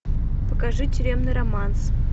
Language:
Russian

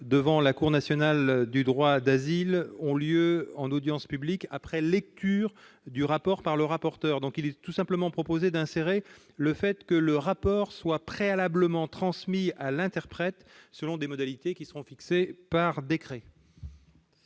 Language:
French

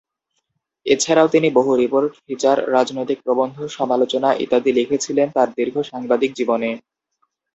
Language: Bangla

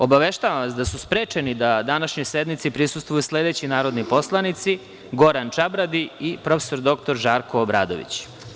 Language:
Serbian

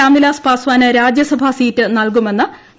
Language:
Malayalam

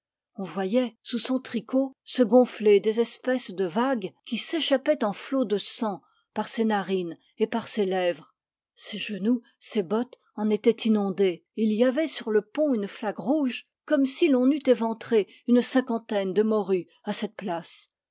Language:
French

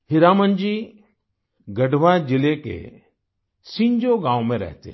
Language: Hindi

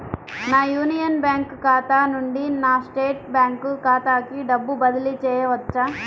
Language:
Telugu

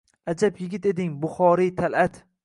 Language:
Uzbek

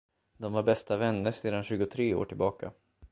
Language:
Swedish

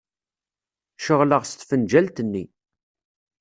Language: Kabyle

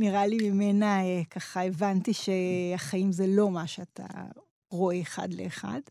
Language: Hebrew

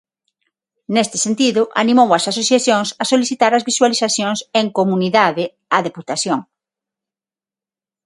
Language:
Galician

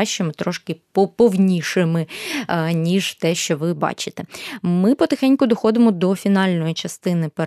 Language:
Ukrainian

